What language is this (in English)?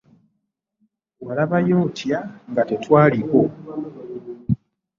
Ganda